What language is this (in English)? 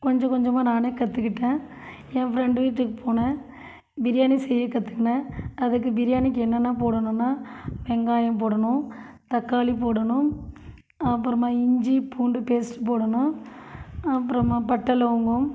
Tamil